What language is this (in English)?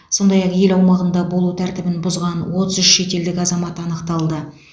Kazakh